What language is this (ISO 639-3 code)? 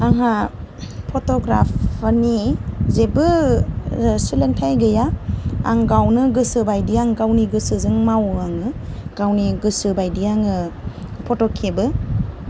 brx